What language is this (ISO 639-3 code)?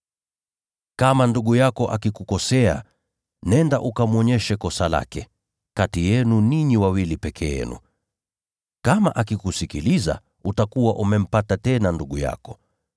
swa